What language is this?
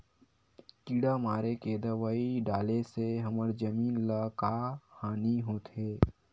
Chhattisgarhi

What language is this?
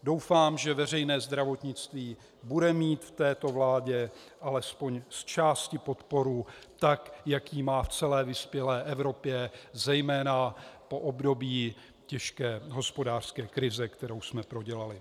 Czech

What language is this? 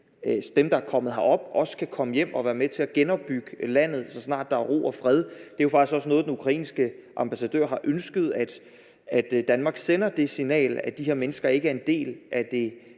Danish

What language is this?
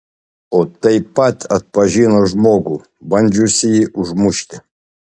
Lithuanian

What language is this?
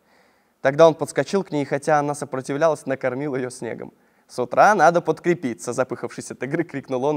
Russian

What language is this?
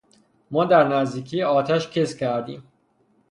Persian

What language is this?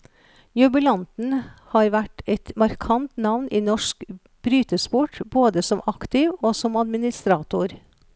Norwegian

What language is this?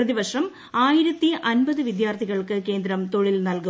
Malayalam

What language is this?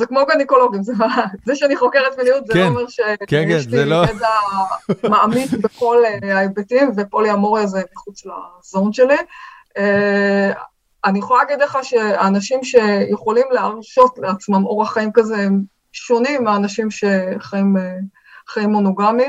Hebrew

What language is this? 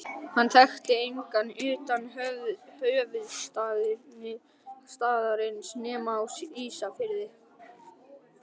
Icelandic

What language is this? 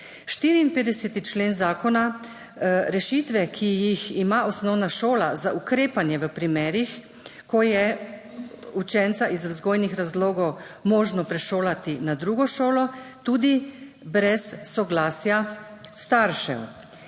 Slovenian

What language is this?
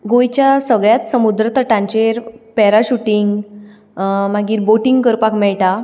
Konkani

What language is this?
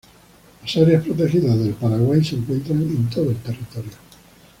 Spanish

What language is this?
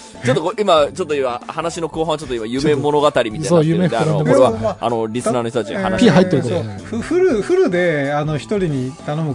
Japanese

